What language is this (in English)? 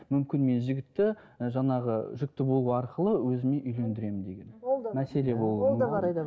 Kazakh